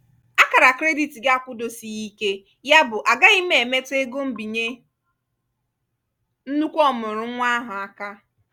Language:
Igbo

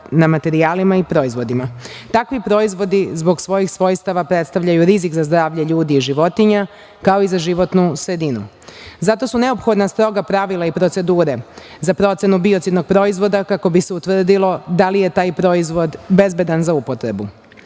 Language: Serbian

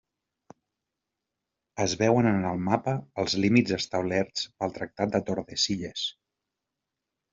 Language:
Catalan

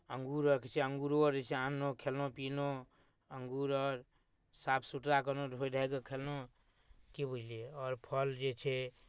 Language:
Maithili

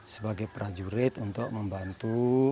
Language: Indonesian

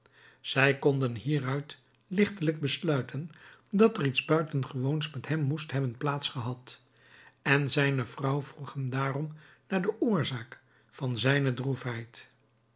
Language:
Dutch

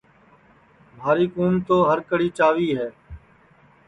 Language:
Sansi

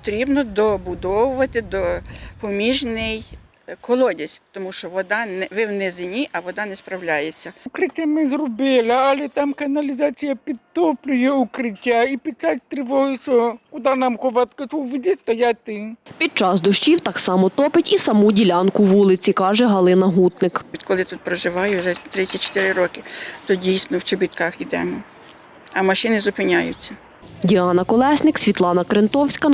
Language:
Ukrainian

